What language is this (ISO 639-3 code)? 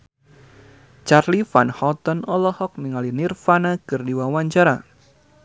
sun